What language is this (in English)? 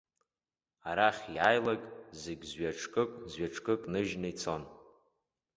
Abkhazian